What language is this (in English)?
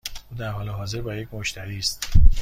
Persian